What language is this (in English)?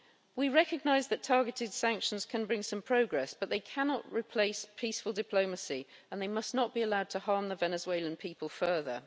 English